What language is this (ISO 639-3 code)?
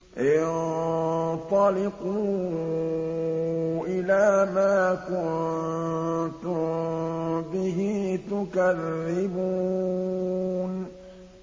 ara